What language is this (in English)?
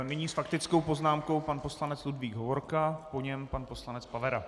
Czech